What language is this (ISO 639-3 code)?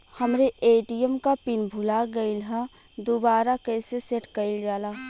bho